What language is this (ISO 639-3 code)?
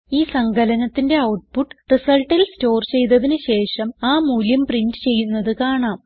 mal